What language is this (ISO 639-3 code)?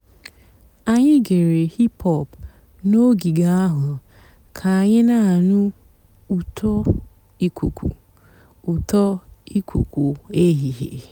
ibo